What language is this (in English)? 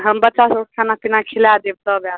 Maithili